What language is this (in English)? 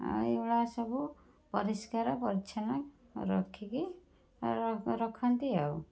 Odia